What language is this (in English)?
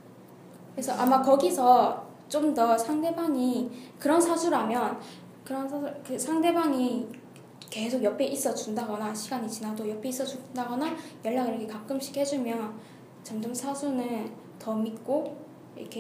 Korean